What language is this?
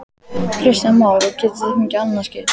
Icelandic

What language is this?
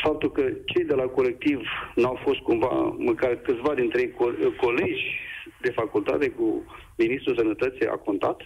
Romanian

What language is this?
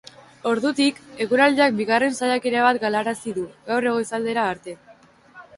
Basque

